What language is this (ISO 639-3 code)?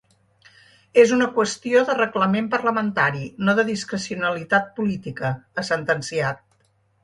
cat